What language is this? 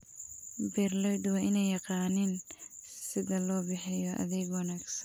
Somali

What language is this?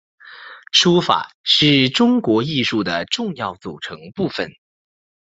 Chinese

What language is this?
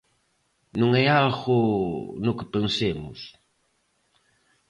Galician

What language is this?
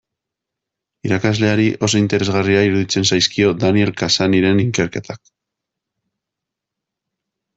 Basque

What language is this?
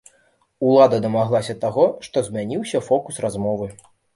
Belarusian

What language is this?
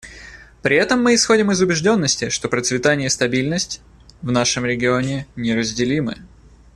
Russian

